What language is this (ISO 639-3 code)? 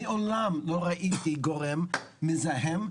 heb